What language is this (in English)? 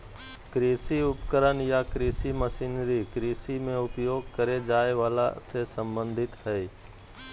Magahi